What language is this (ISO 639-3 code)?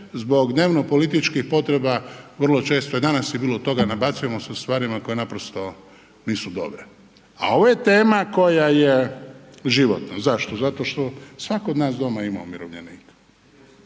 hrv